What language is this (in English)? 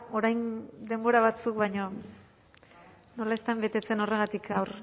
Basque